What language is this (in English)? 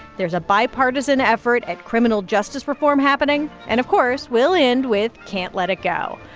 English